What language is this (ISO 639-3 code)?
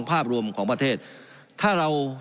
tha